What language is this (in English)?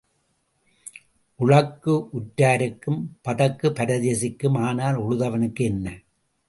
Tamil